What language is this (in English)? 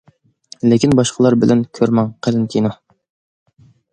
Uyghur